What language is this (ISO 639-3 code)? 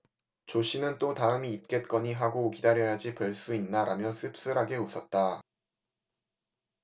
kor